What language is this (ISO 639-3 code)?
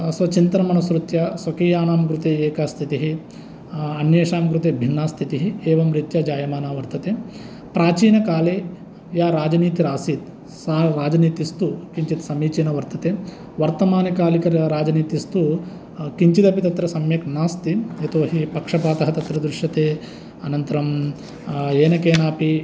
san